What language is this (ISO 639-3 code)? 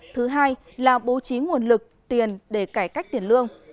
vie